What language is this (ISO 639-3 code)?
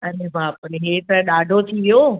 snd